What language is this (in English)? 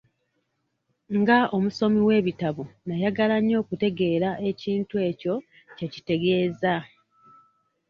Ganda